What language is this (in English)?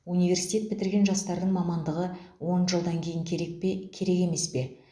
Kazakh